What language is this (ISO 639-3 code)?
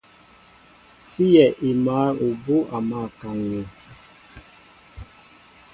mbo